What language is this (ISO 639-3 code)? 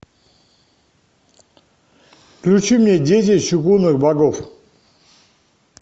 rus